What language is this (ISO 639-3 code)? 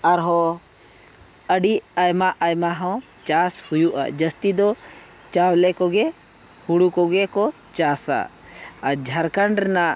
sat